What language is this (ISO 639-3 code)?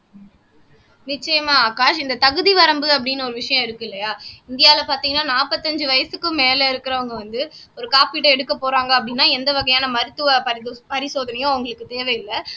tam